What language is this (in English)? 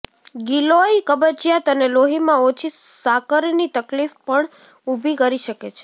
Gujarati